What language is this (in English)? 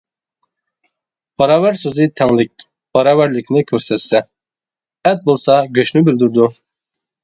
Uyghur